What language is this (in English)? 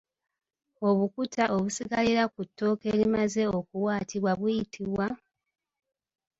Ganda